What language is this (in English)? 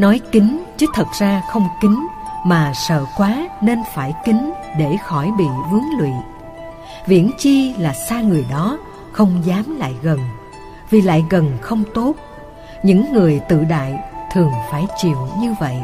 Vietnamese